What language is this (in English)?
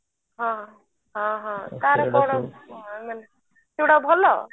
Odia